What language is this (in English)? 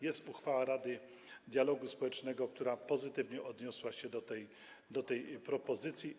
Polish